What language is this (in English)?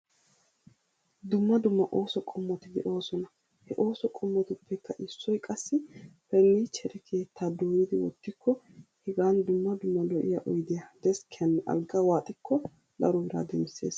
Wolaytta